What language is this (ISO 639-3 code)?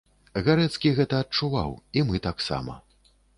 bel